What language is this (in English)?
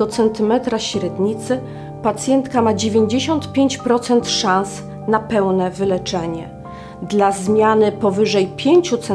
Polish